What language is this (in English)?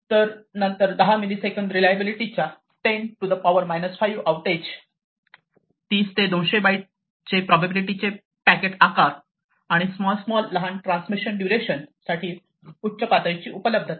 Marathi